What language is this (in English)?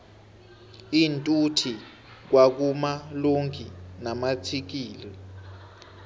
South Ndebele